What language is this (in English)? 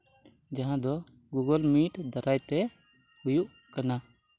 Santali